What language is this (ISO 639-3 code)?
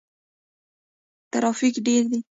pus